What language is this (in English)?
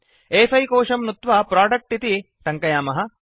Sanskrit